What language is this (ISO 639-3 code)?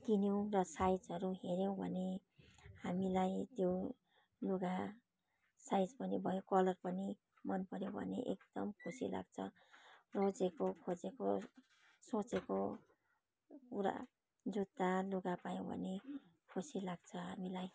nep